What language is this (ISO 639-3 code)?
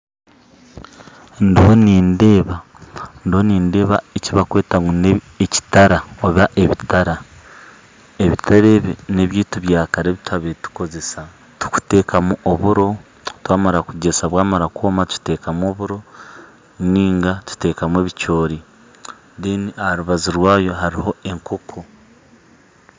nyn